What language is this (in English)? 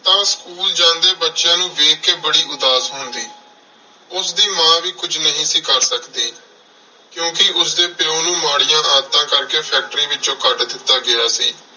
Punjabi